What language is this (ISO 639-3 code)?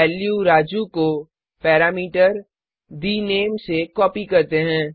hin